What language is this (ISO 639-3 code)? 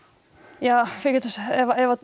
isl